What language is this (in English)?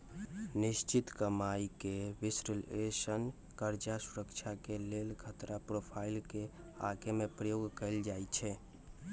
Magahi